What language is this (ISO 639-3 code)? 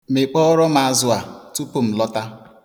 ibo